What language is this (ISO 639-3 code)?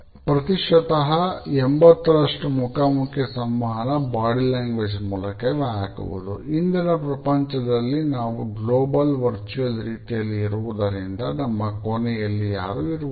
kan